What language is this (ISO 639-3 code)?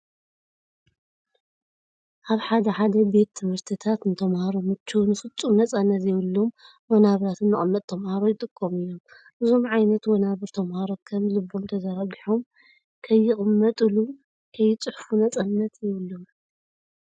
tir